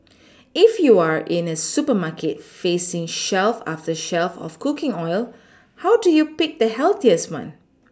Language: English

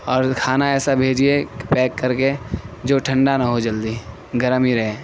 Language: Urdu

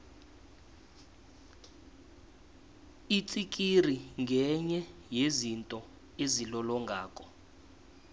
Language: South Ndebele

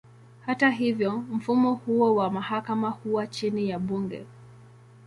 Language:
Swahili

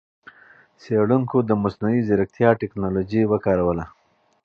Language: Pashto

